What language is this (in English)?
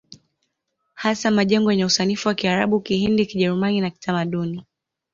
Swahili